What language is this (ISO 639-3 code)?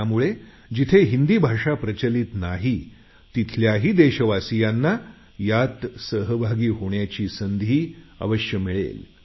mar